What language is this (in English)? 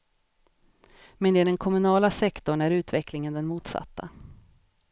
Swedish